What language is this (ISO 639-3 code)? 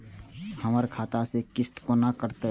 mai